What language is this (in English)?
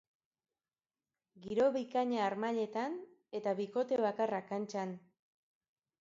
Basque